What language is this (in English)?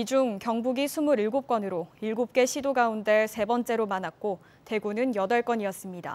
Korean